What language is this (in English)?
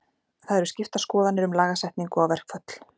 Icelandic